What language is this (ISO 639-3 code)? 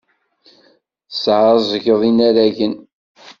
kab